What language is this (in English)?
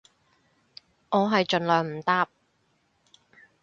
Cantonese